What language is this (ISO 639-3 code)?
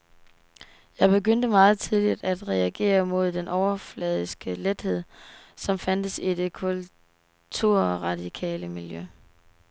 dan